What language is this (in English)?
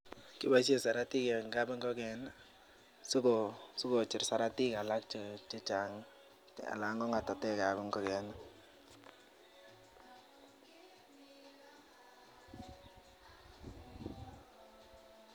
Kalenjin